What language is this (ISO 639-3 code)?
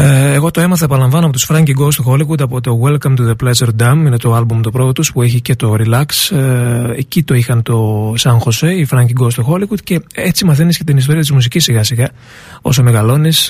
ell